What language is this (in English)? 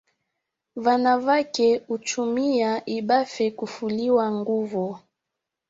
Swahili